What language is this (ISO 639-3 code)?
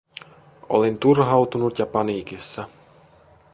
fin